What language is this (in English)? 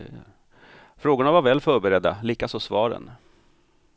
Swedish